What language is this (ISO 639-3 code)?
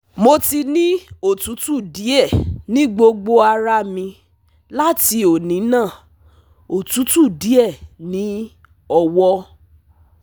yor